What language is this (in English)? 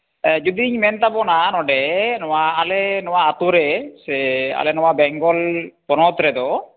Santali